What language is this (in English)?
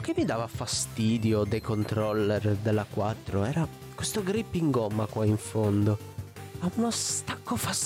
Italian